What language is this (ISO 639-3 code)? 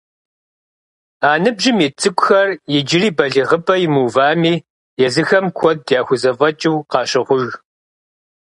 kbd